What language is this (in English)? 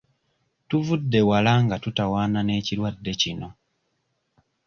Ganda